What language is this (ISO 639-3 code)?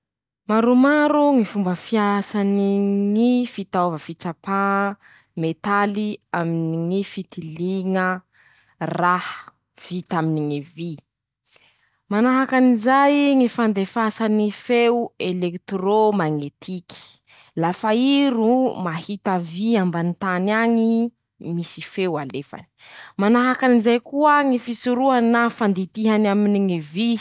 msh